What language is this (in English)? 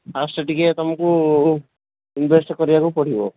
Odia